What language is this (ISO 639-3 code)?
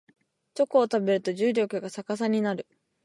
jpn